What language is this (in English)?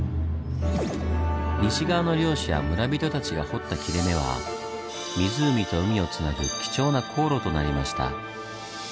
Japanese